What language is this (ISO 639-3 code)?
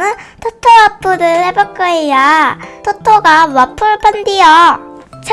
kor